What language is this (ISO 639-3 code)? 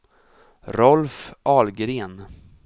swe